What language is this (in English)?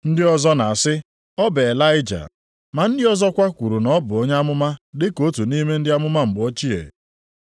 Igbo